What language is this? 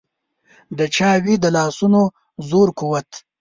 Pashto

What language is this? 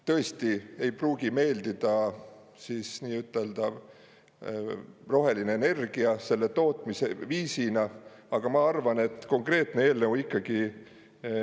Estonian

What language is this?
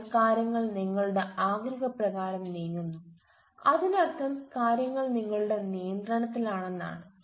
Malayalam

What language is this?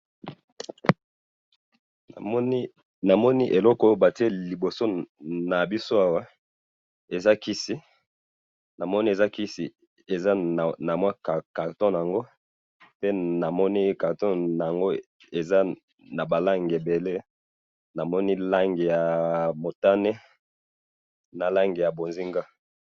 Lingala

